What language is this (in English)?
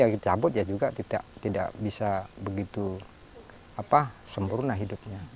Indonesian